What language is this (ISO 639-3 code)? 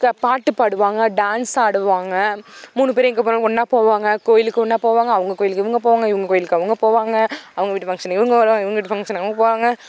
tam